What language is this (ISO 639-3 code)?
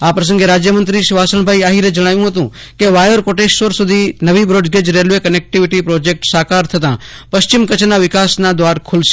guj